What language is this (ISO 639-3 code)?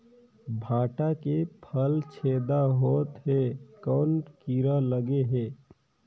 hne